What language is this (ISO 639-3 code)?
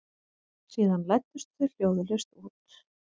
isl